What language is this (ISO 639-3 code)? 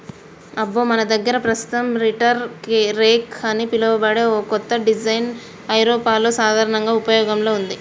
tel